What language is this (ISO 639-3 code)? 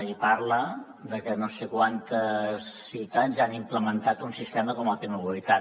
cat